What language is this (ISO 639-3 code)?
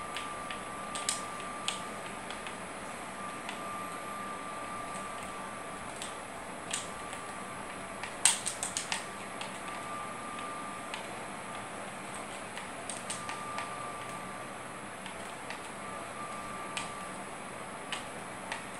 nld